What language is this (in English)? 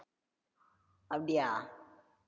Tamil